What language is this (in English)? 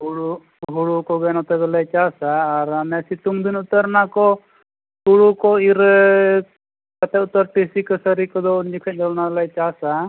Santali